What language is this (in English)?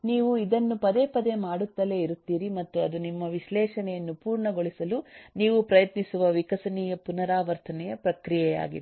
Kannada